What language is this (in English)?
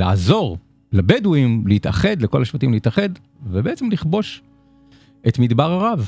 Hebrew